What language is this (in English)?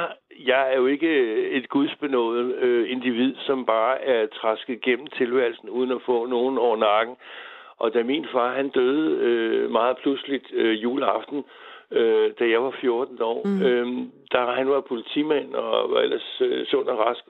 Danish